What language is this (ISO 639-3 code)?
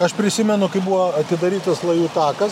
lit